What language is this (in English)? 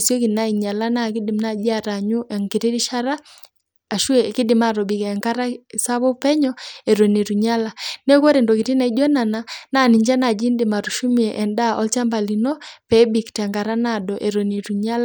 Masai